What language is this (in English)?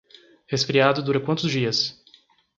Portuguese